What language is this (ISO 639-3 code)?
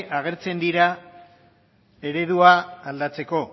eus